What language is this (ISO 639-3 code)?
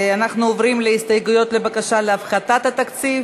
heb